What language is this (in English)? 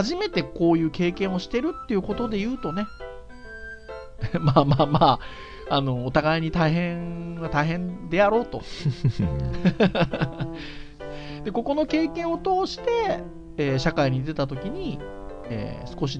Japanese